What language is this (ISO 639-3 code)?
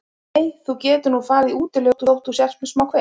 isl